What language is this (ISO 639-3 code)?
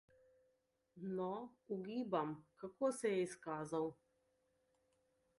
slv